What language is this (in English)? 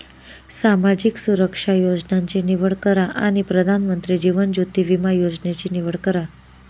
Marathi